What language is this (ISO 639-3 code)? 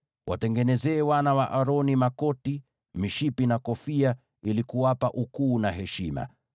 swa